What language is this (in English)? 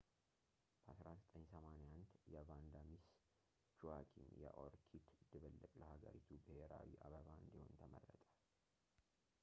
Amharic